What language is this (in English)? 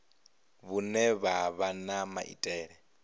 Venda